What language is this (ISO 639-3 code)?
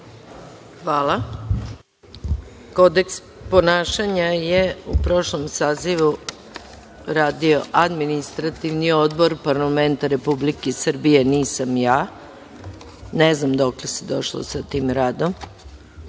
srp